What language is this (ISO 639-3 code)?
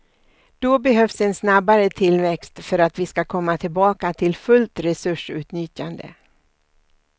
swe